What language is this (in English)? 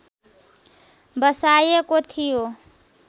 Nepali